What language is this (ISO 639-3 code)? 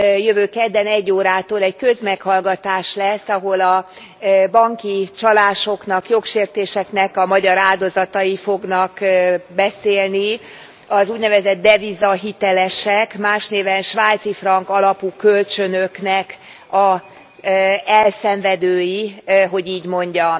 hun